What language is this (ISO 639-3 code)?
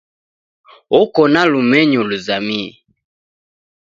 dav